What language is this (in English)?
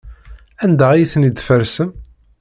Kabyle